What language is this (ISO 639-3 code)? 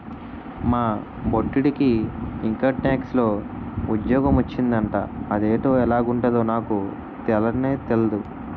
tel